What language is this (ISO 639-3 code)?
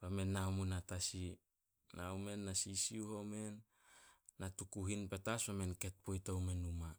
sol